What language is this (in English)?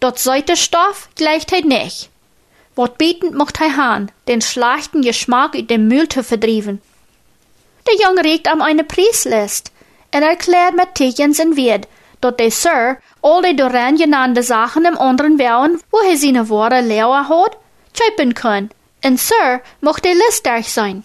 German